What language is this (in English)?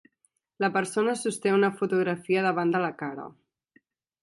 Catalan